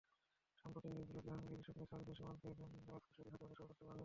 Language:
Bangla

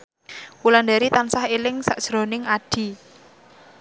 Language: Javanese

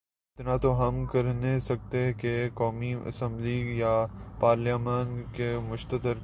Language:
Urdu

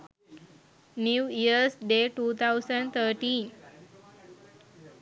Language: Sinhala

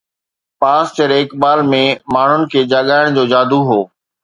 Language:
Sindhi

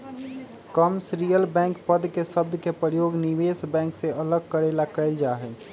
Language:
Magahi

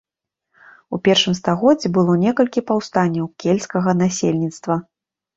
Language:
Belarusian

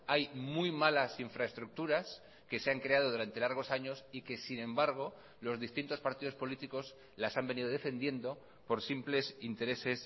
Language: Spanish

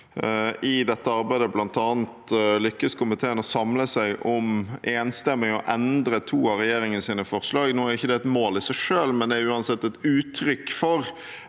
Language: Norwegian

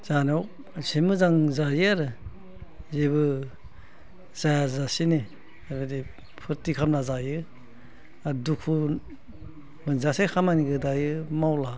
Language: Bodo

